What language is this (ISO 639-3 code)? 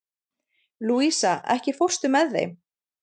isl